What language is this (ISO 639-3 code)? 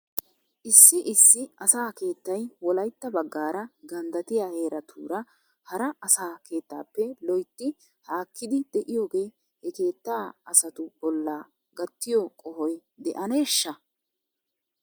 wal